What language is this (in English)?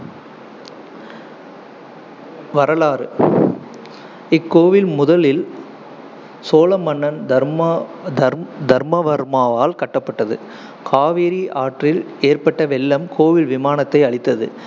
Tamil